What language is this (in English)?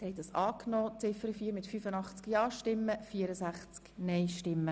Swiss German